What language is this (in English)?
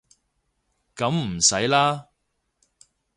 Cantonese